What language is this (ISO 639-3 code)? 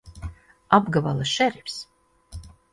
lav